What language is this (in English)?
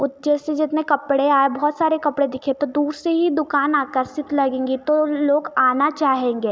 Hindi